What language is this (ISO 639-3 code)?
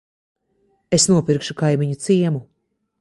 lav